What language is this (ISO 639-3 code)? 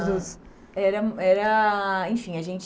por